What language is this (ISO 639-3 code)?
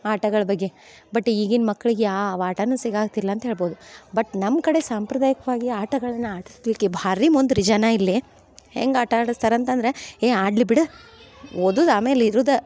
kan